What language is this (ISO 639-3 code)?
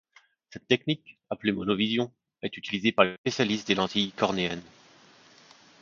fra